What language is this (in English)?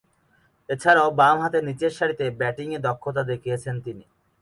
Bangla